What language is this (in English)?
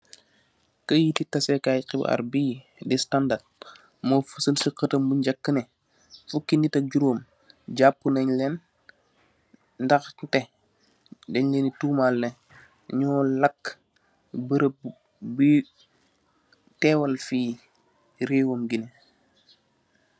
Wolof